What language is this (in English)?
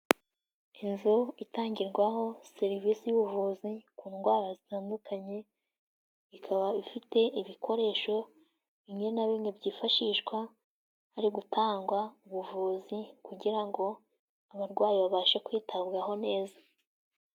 Kinyarwanda